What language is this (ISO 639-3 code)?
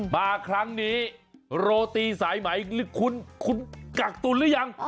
tha